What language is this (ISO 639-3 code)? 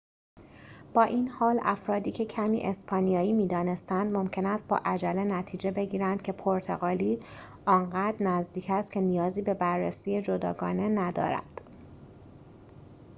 fas